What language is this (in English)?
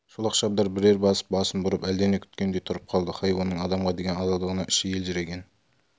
Kazakh